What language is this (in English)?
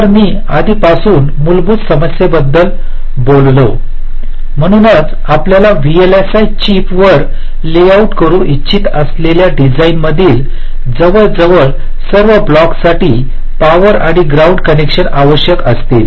Marathi